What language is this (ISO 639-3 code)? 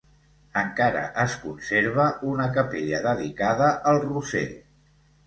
cat